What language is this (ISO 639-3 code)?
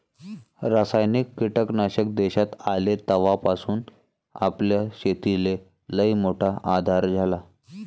mar